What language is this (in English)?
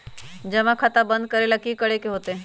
Magahi